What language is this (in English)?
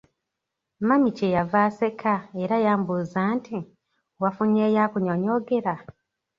Ganda